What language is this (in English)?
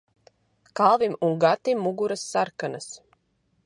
Latvian